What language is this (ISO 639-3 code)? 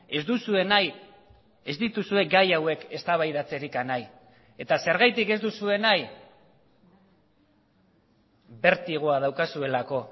eus